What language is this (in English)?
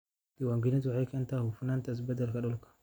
Somali